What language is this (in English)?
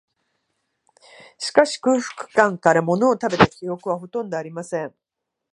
Japanese